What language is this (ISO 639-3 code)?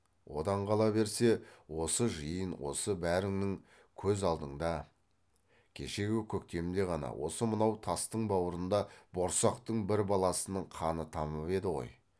kaz